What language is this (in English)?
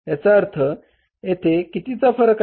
Marathi